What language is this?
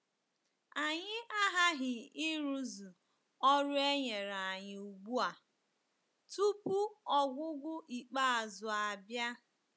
Igbo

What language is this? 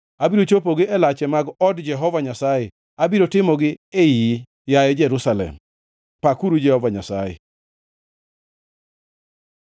Luo (Kenya and Tanzania)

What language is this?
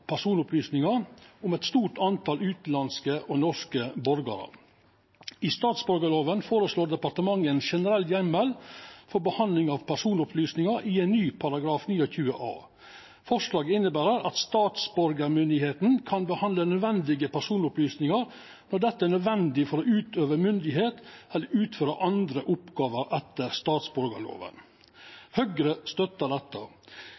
Norwegian Nynorsk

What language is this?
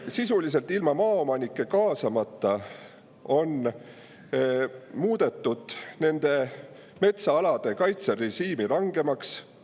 Estonian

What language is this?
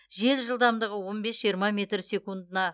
Kazakh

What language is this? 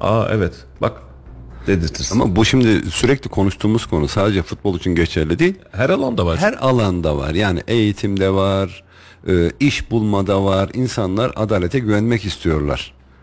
Turkish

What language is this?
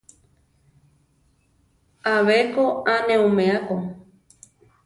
Central Tarahumara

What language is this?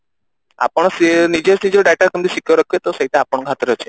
Odia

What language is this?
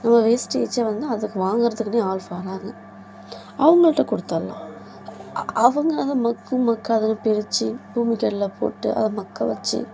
Tamil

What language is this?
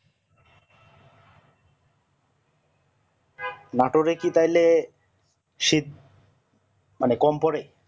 Bangla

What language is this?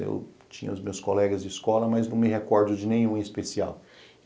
Portuguese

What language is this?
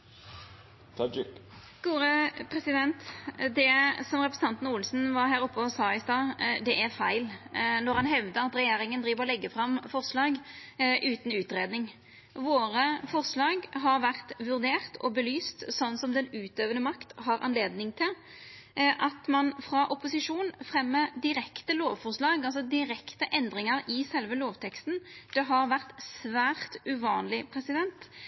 Norwegian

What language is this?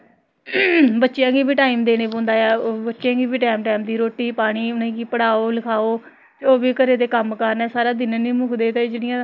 Dogri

